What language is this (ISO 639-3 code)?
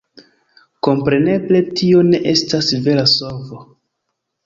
epo